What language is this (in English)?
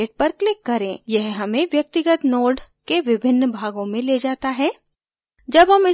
Hindi